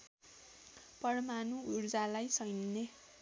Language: Nepali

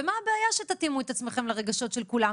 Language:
Hebrew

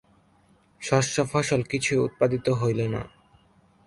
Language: Bangla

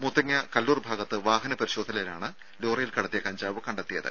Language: Malayalam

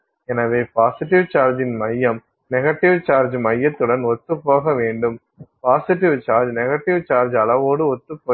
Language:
Tamil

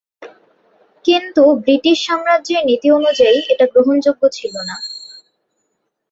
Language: Bangla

